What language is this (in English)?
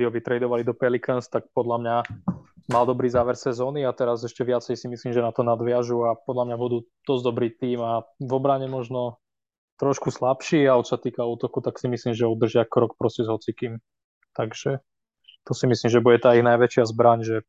Slovak